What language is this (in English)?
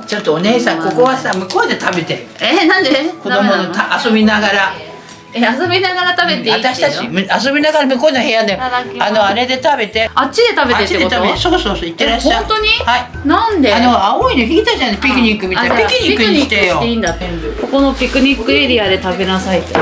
Japanese